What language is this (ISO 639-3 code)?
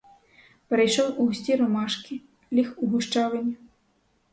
ukr